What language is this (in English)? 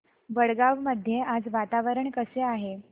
Marathi